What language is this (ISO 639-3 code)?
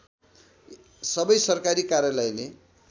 nep